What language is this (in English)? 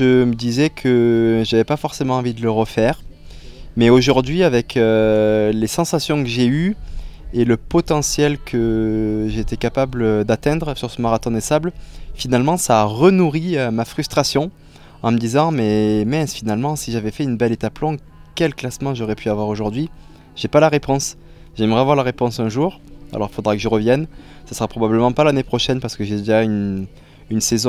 French